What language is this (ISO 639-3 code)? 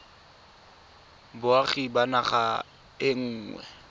tsn